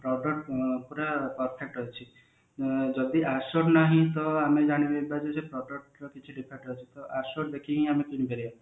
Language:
Odia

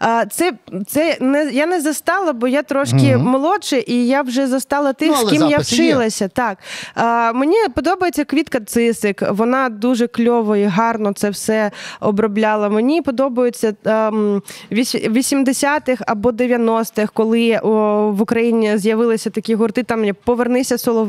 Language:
Ukrainian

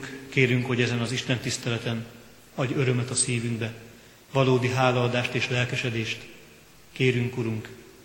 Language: Hungarian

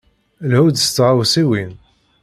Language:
Kabyle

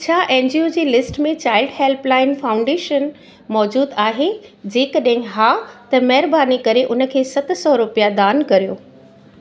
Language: Sindhi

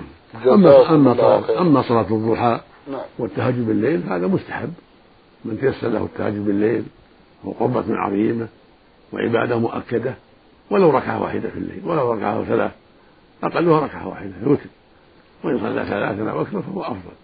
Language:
Arabic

